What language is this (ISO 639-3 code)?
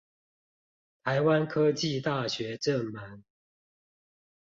zho